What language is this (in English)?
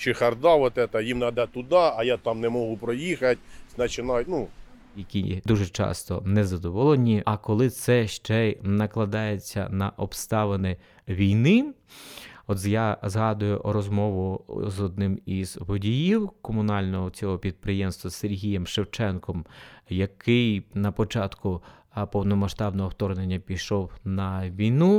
Ukrainian